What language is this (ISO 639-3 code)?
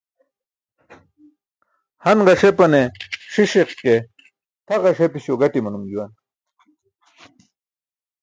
bsk